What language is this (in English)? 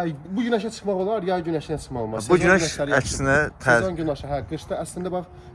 Turkish